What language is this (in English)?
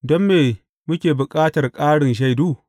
Hausa